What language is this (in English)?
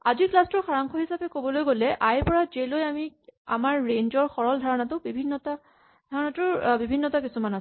Assamese